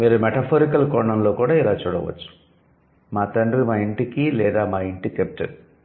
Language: Telugu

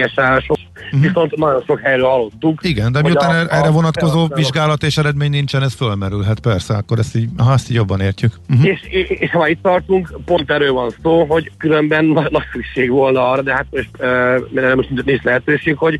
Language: Hungarian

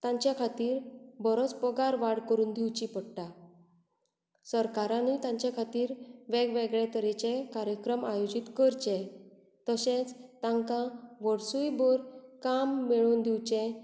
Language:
Konkani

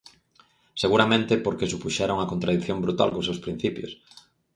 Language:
Galician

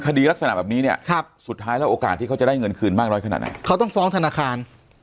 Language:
Thai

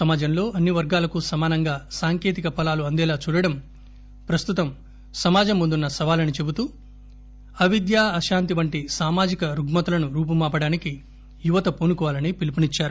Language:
Telugu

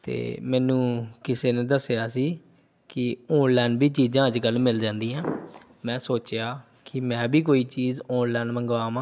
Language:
Punjabi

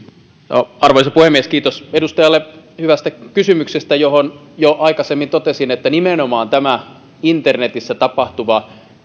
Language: Finnish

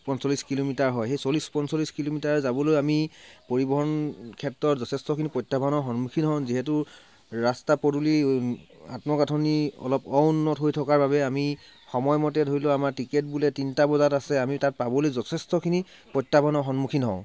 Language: Assamese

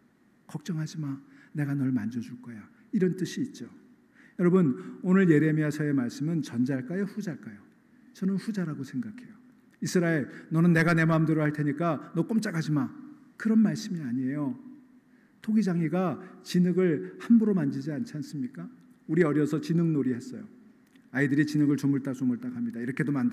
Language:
Korean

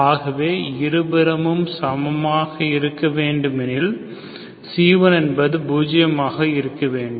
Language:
Tamil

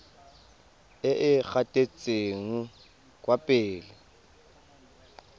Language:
Tswana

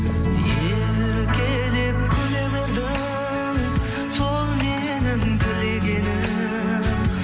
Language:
Kazakh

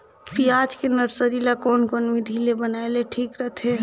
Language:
Chhattisgarhi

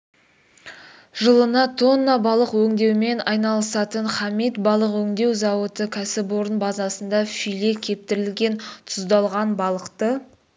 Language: Kazakh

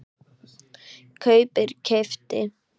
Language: Icelandic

